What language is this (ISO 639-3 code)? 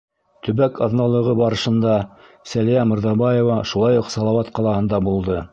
bak